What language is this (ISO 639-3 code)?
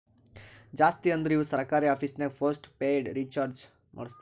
kan